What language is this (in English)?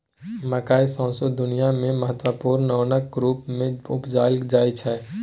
Maithili